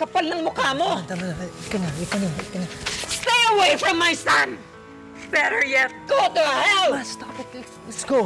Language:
Filipino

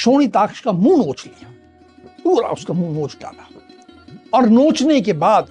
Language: Hindi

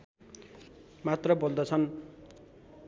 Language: Nepali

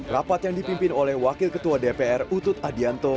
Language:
Indonesian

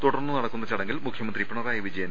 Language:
Malayalam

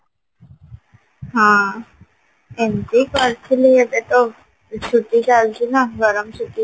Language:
Odia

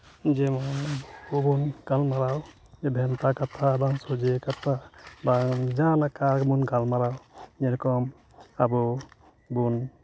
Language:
Santali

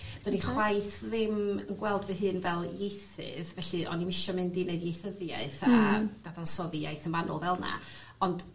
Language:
Welsh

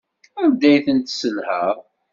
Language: Kabyle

